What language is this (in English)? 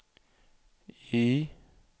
Swedish